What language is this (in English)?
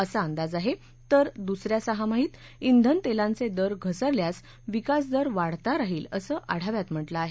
Marathi